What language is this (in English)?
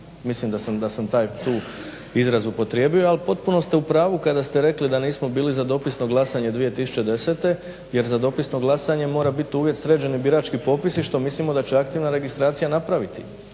Croatian